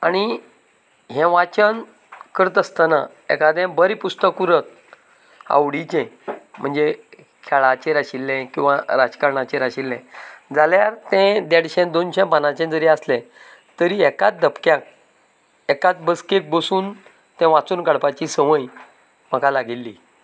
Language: Konkani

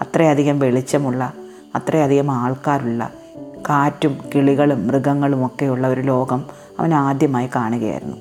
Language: Malayalam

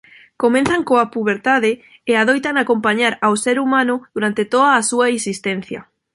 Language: Galician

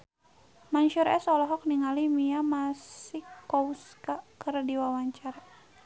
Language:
Sundanese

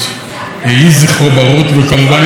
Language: Hebrew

